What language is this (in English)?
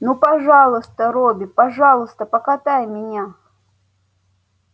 Russian